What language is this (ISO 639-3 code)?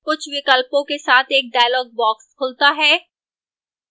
hin